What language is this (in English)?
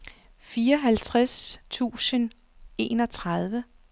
Danish